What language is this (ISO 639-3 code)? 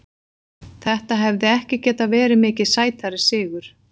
isl